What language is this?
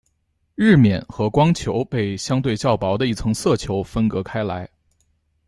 Chinese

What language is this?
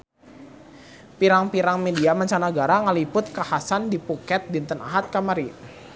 Sundanese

